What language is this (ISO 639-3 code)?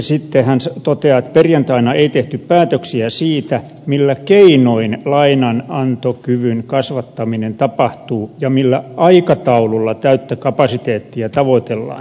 fin